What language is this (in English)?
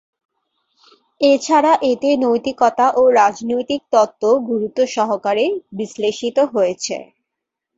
Bangla